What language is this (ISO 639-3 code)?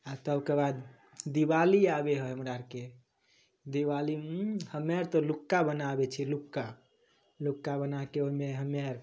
mai